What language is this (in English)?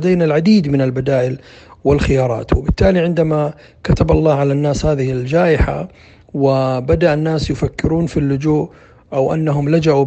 Arabic